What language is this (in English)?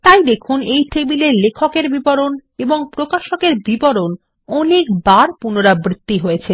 Bangla